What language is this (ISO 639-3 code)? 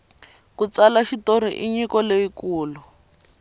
tso